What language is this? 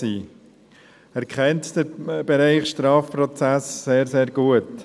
Swiss German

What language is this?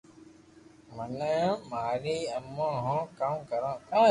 Loarki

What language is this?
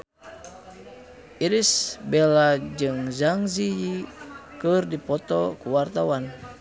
Sundanese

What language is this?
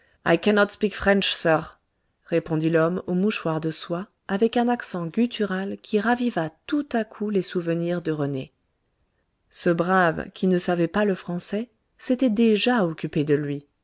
French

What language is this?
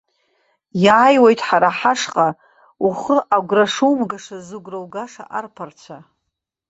Abkhazian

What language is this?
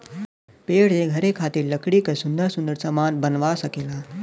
Bhojpuri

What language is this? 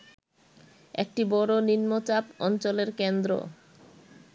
Bangla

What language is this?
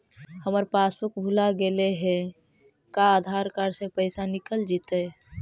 Magahi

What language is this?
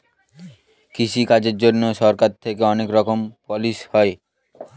Bangla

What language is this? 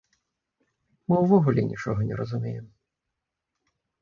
Belarusian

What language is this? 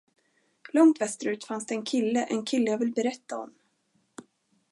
Swedish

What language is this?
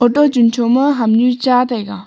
Wancho Naga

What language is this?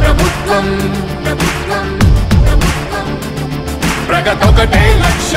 Hindi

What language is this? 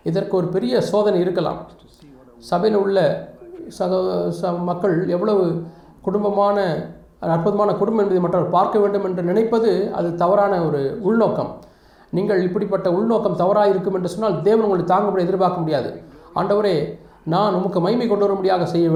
Tamil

